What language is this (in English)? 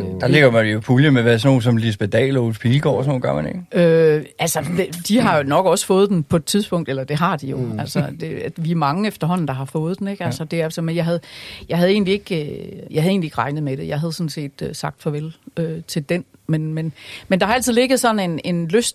Danish